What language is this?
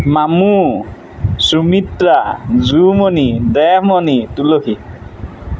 Assamese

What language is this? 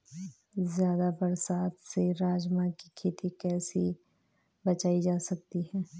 Hindi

